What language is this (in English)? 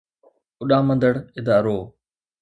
Sindhi